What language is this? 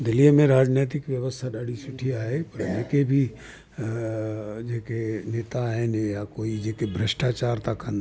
Sindhi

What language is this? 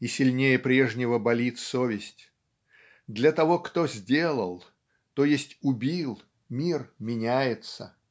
Russian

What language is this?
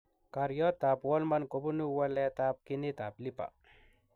Kalenjin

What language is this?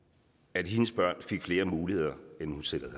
Danish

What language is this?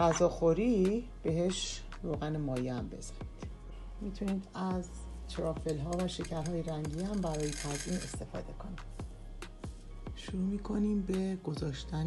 Persian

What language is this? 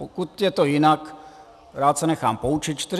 Czech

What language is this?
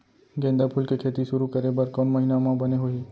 Chhattisgarhi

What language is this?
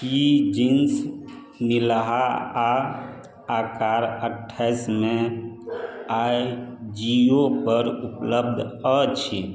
Maithili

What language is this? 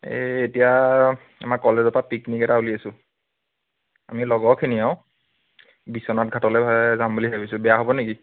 Assamese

